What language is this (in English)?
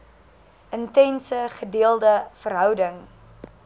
Afrikaans